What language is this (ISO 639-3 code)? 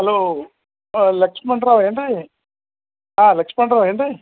kan